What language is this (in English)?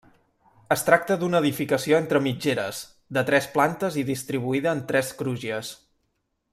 Catalan